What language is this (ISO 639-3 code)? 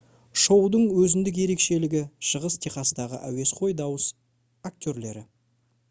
kaz